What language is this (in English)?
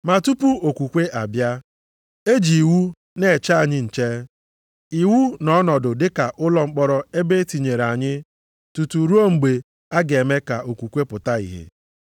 Igbo